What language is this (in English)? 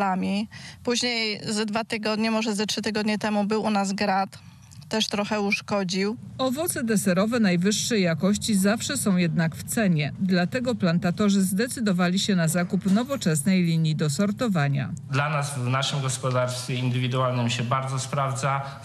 Polish